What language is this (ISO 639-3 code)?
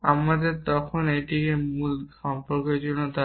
ben